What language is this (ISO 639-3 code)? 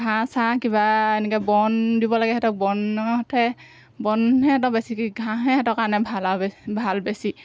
asm